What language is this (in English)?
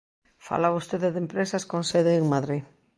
Galician